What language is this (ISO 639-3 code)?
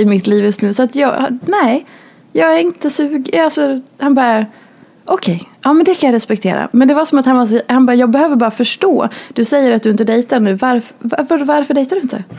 swe